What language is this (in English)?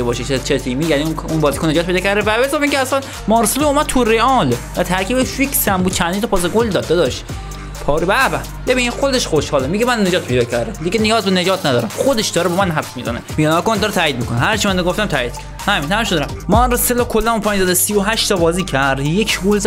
Persian